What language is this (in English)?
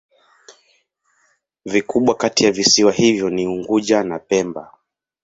Swahili